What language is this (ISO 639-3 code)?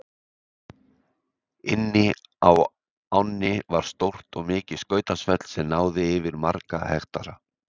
isl